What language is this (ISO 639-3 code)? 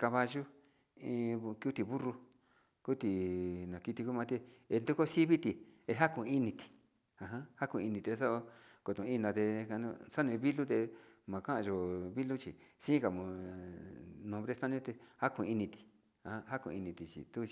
xti